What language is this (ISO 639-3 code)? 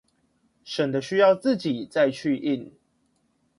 zho